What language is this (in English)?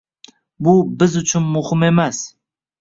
Uzbek